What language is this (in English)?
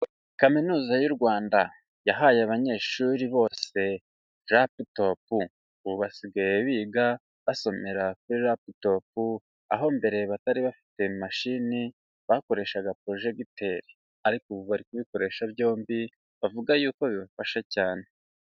Kinyarwanda